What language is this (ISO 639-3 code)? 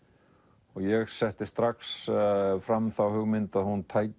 isl